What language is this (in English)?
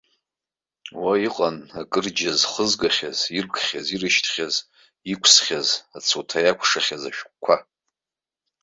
Abkhazian